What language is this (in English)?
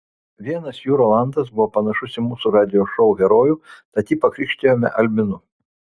Lithuanian